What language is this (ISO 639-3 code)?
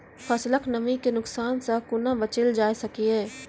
mai